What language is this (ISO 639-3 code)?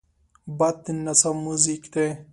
pus